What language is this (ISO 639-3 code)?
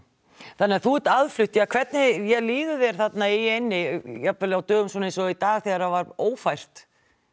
isl